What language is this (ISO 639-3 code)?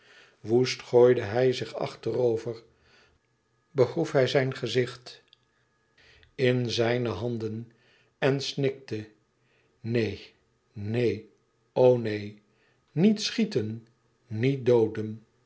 nld